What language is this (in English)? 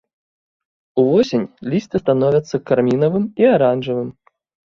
Belarusian